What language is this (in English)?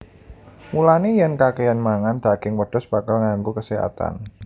Javanese